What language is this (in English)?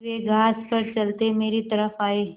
Hindi